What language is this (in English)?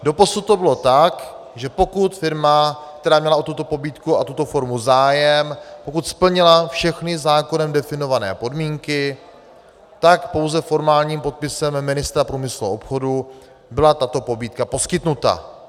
Czech